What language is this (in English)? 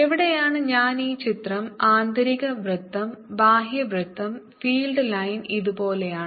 Malayalam